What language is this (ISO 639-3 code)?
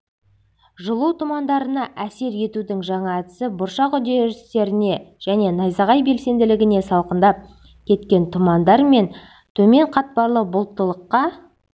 kaz